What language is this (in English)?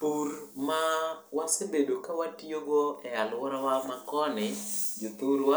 Luo (Kenya and Tanzania)